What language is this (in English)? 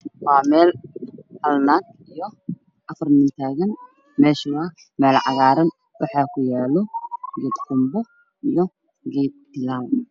Somali